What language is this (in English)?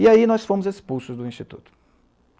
Portuguese